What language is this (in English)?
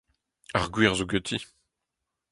Breton